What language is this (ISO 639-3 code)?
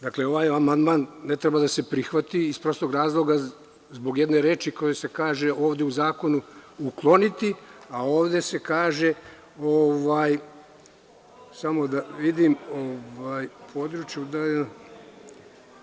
srp